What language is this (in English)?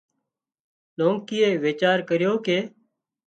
Wadiyara Koli